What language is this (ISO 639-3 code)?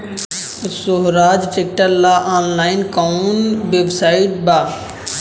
bho